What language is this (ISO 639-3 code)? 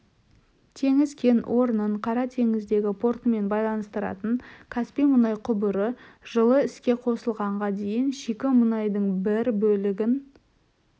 kaz